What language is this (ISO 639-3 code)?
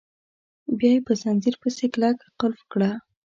pus